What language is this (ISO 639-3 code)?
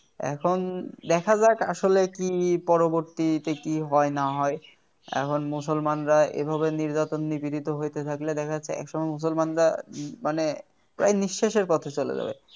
ben